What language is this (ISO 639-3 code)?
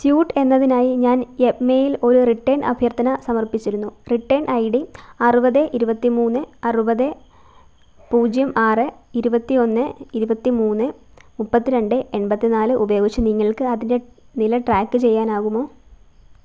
mal